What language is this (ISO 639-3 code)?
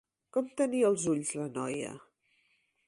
cat